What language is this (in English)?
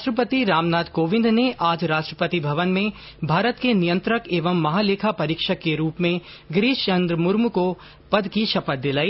Hindi